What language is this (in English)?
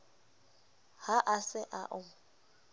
Southern Sotho